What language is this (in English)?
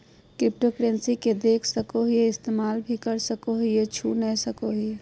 Magahi